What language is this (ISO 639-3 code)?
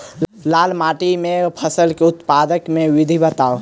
mai